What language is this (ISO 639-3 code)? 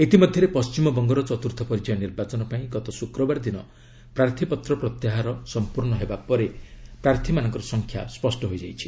ori